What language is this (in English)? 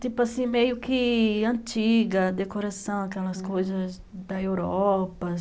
Portuguese